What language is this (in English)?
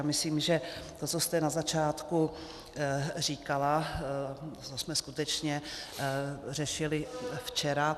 Czech